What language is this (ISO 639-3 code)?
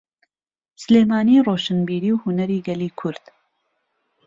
ckb